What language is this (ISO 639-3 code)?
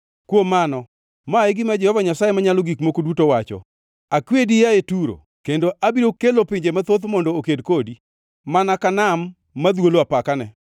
luo